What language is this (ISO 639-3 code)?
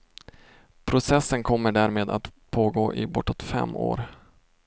swe